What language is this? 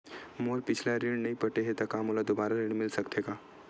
Chhattisgarhi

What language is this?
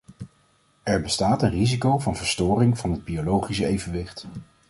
Dutch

